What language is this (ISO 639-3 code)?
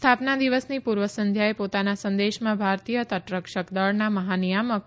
guj